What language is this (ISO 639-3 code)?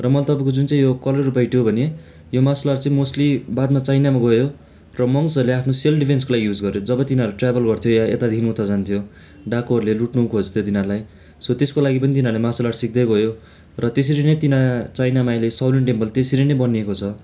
nep